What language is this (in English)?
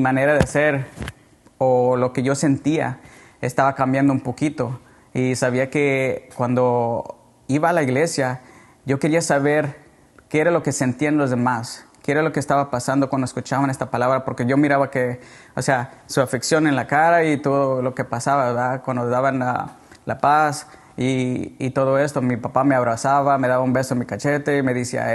Spanish